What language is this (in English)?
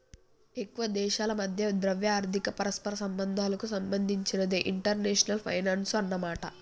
Telugu